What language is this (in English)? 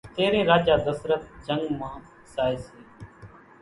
Kachi Koli